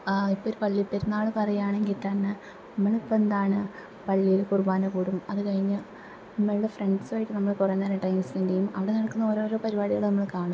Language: Malayalam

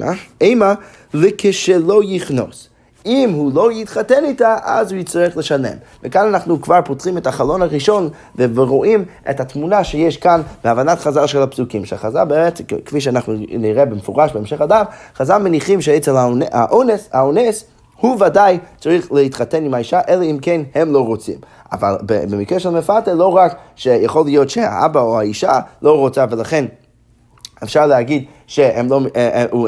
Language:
Hebrew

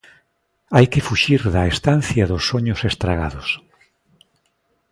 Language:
Galician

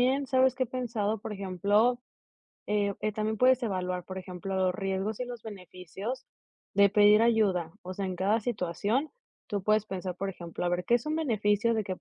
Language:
Spanish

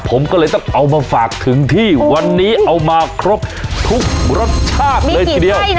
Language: Thai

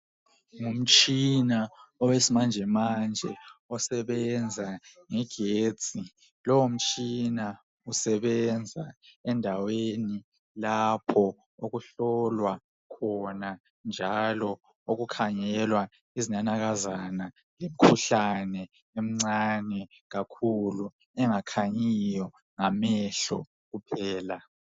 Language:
North Ndebele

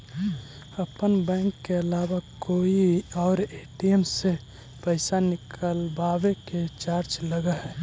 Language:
Magahi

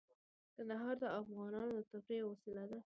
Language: Pashto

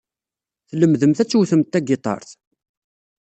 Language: Kabyle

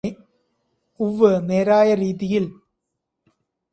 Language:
Malayalam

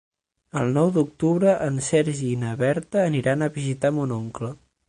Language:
Catalan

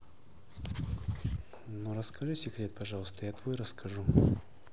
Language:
Russian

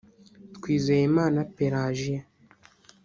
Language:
Kinyarwanda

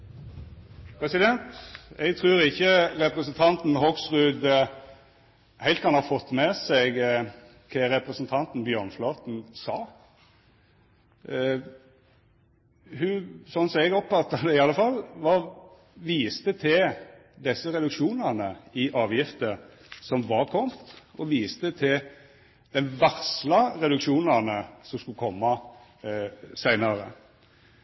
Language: Norwegian Nynorsk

